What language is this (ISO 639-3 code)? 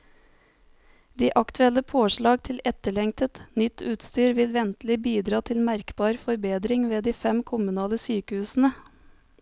nor